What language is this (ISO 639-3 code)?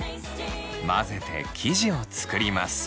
jpn